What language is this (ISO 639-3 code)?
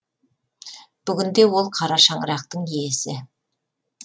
kaz